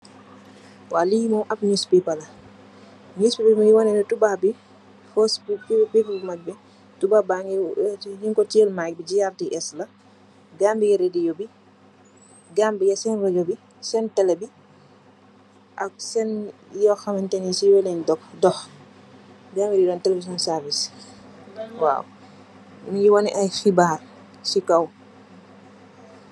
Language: Wolof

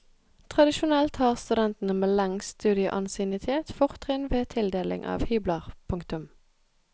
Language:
Norwegian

